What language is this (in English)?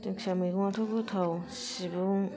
Bodo